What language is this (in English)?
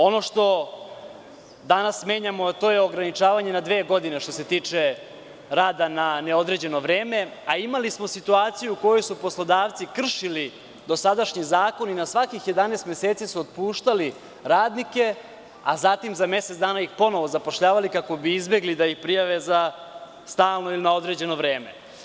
Serbian